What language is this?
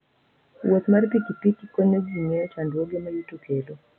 Luo (Kenya and Tanzania)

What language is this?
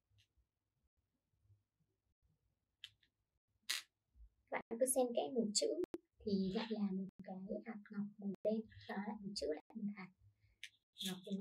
Vietnamese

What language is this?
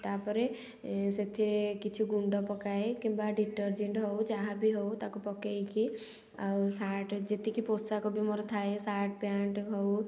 Odia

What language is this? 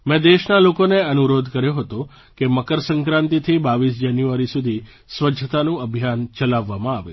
Gujarati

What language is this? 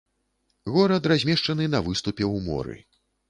Belarusian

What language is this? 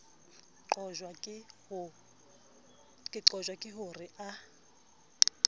Southern Sotho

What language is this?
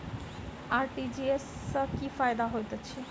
Maithili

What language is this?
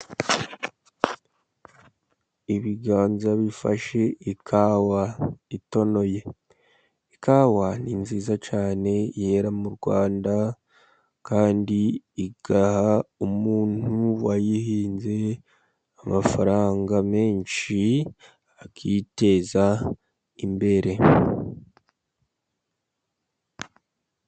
Kinyarwanda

